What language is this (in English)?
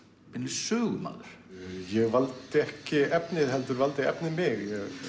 Icelandic